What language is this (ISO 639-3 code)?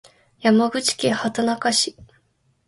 jpn